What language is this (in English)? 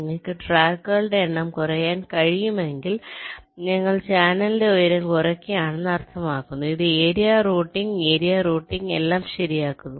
Malayalam